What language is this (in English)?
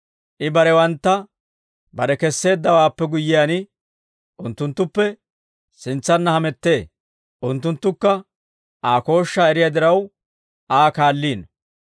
Dawro